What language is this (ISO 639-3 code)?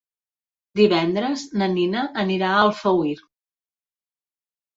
cat